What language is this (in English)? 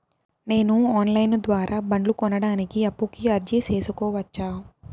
Telugu